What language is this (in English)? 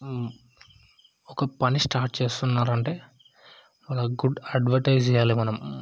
Telugu